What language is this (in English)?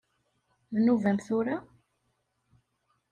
Kabyle